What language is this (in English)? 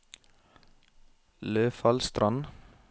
Norwegian